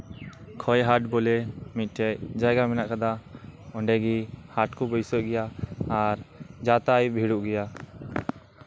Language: Santali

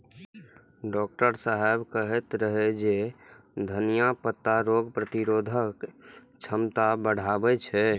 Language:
Maithili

